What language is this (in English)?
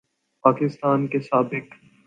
Urdu